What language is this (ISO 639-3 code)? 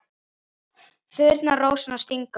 isl